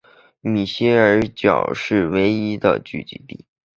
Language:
Chinese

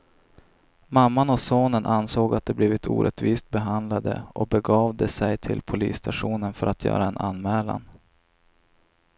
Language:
Swedish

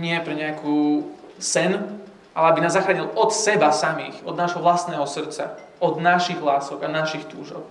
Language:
Slovak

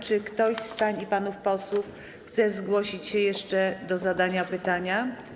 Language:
Polish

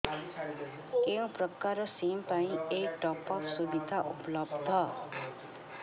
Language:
Odia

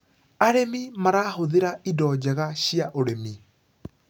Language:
Kikuyu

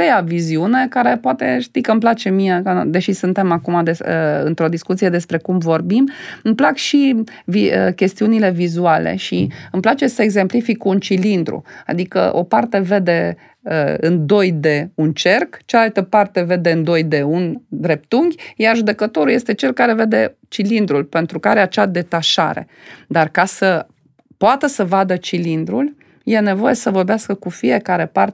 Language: Romanian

